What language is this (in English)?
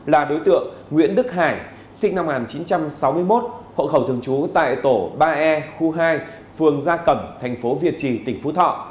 Vietnamese